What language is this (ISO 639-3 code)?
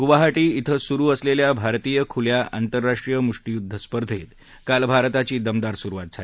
mar